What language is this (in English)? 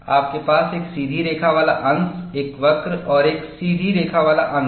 Hindi